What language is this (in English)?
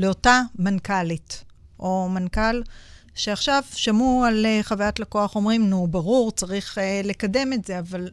Hebrew